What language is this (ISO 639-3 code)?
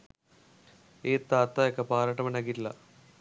sin